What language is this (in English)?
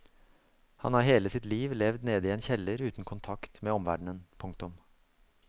Norwegian